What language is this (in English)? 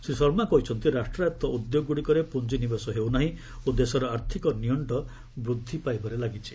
Odia